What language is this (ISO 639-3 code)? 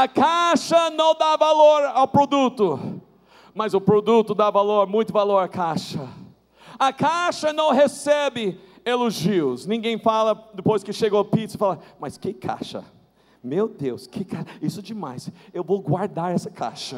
por